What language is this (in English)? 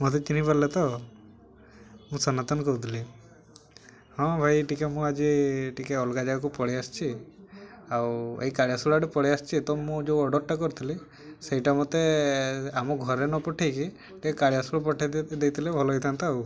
Odia